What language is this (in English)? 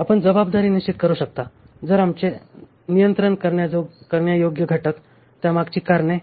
Marathi